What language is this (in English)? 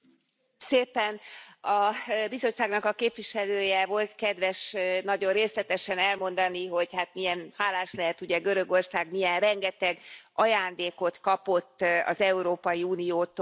Hungarian